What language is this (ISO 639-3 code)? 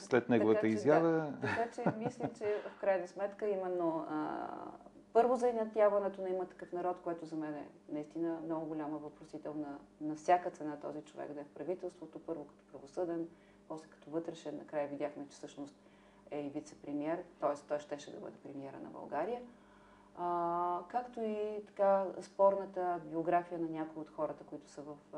bul